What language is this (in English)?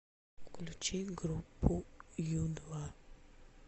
Russian